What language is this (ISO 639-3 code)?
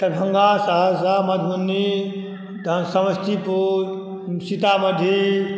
mai